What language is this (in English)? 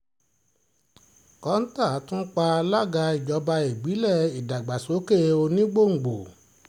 Yoruba